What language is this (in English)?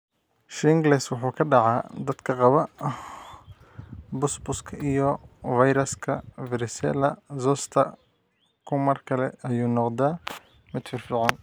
Somali